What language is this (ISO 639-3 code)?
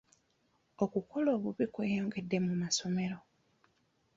lug